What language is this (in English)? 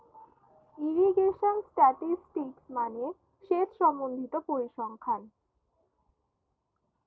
Bangla